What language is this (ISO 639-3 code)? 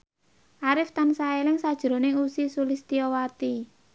jav